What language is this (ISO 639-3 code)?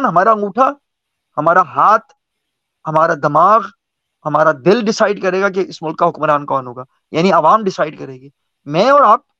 urd